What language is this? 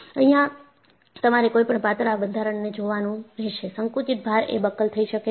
Gujarati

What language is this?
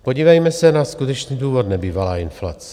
Czech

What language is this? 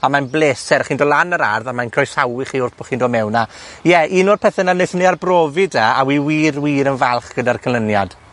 Welsh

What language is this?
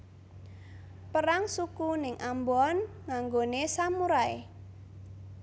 Javanese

